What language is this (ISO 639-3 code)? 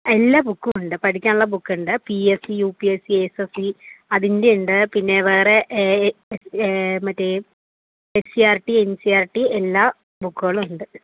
mal